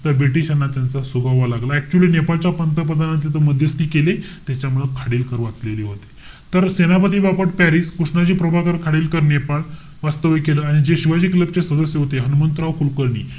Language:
Marathi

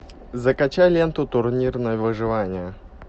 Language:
Russian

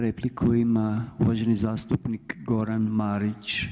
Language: Croatian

